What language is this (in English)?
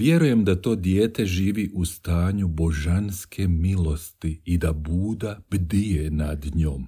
Croatian